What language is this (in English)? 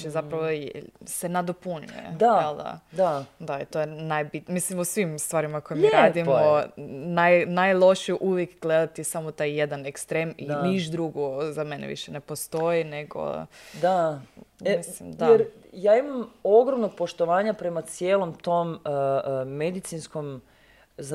Croatian